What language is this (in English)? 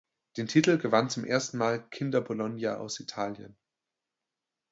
German